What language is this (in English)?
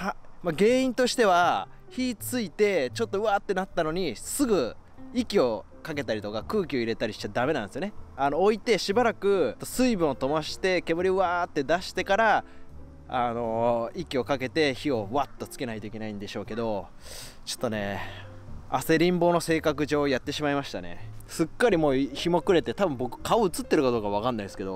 Japanese